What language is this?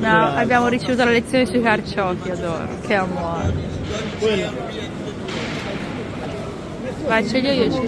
Italian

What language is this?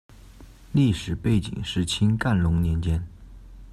Chinese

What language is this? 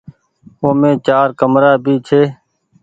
Goaria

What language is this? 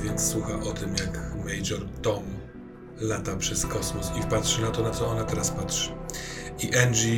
Polish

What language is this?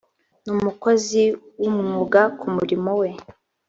Kinyarwanda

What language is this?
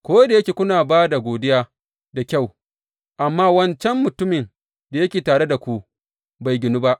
Hausa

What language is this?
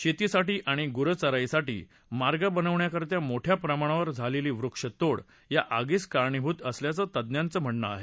Marathi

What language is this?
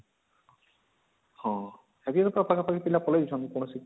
Odia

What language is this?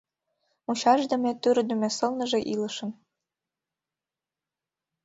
Mari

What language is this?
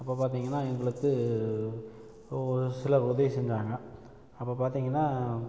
Tamil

